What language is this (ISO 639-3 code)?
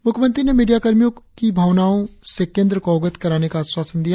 hin